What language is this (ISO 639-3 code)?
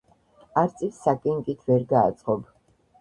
kat